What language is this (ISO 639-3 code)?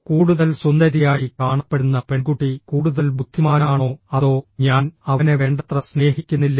mal